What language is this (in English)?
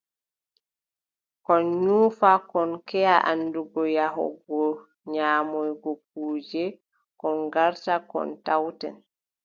Adamawa Fulfulde